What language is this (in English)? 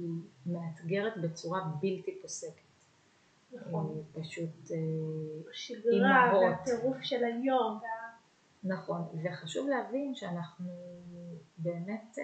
Hebrew